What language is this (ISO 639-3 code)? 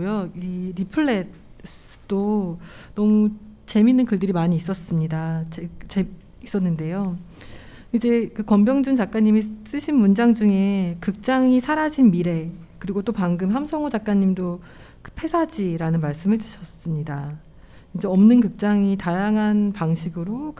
kor